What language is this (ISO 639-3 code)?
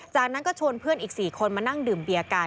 tha